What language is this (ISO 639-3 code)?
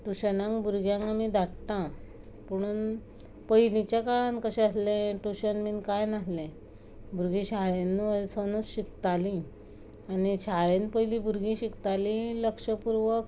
kok